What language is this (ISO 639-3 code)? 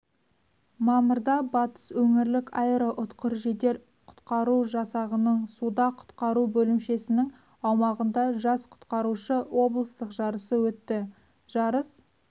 kaz